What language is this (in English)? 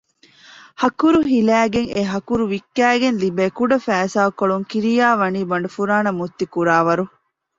Divehi